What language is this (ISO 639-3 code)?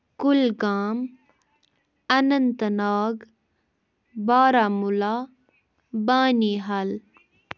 kas